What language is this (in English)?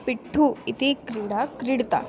Sanskrit